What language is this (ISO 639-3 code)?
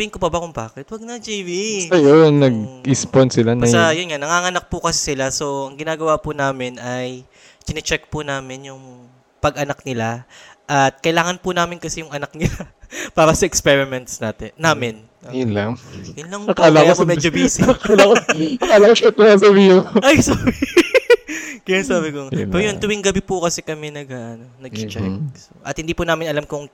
fil